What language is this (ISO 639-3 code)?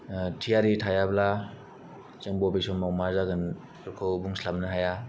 brx